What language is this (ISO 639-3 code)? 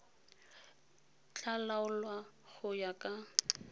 tsn